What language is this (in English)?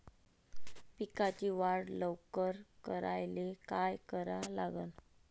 Marathi